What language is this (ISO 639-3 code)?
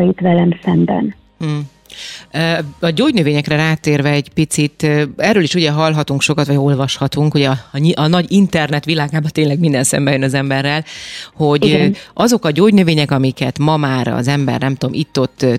hun